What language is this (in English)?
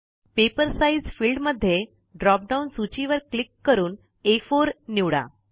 Marathi